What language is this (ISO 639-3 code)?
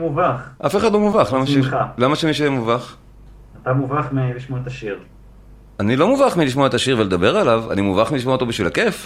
heb